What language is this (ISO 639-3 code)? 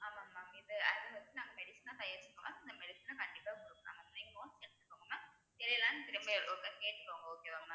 tam